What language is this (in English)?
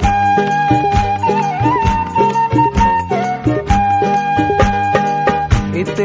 Hindi